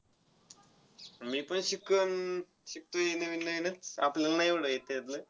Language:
Marathi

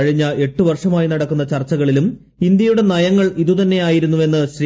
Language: Malayalam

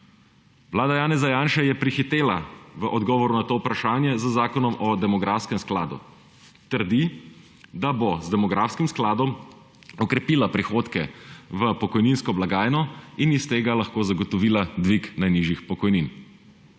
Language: Slovenian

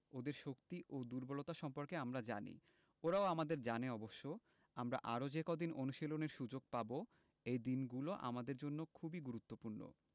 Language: Bangla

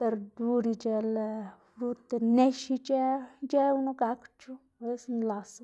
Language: Xanaguía Zapotec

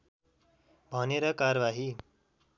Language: Nepali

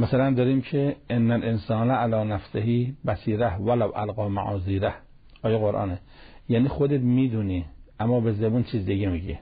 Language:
Persian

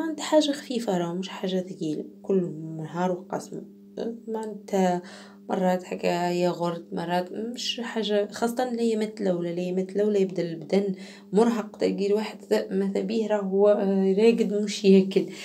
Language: Arabic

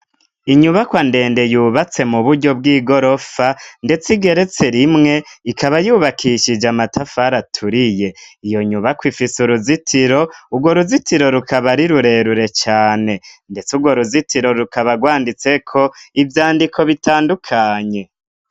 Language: Rundi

